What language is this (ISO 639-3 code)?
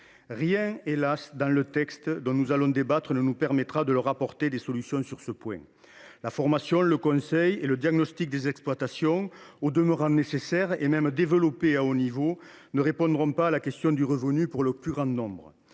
fra